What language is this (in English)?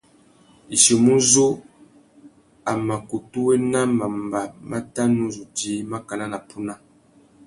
Tuki